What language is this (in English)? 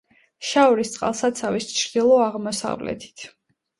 Georgian